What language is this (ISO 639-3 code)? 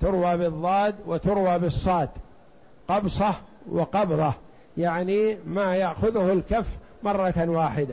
ara